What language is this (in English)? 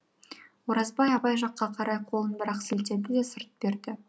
Kazakh